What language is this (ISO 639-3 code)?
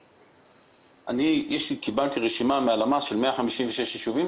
heb